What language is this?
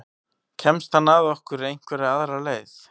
Icelandic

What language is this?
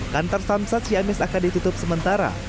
Indonesian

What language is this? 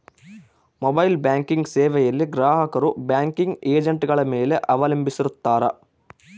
Kannada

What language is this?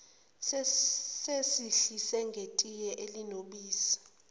Zulu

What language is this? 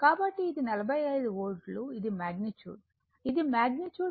Telugu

